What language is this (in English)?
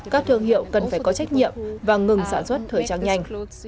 Vietnamese